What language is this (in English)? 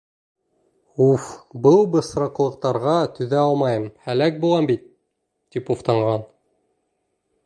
Bashkir